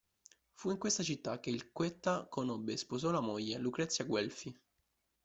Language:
Italian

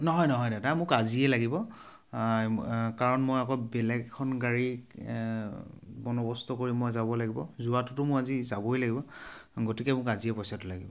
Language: Assamese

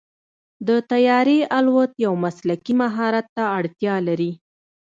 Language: Pashto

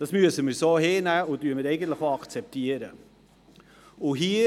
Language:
Swiss German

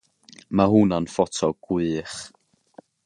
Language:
Welsh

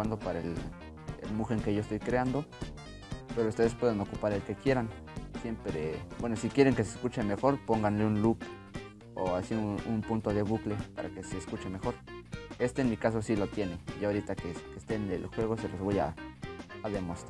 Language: Spanish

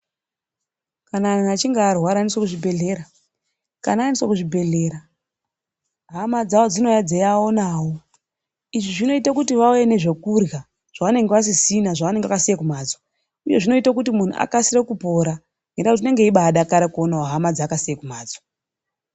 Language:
Ndau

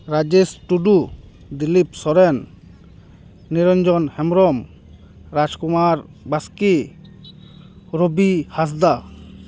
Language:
Santali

